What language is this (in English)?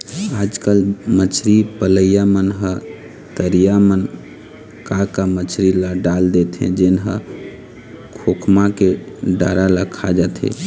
Chhattisgarhi